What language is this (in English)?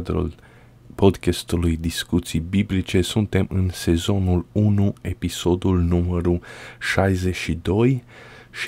Romanian